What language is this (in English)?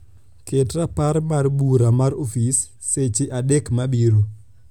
Luo (Kenya and Tanzania)